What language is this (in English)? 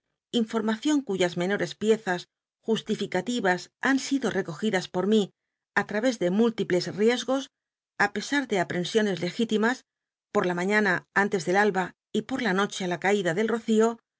Spanish